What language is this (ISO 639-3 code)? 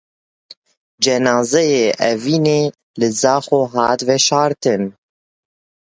kur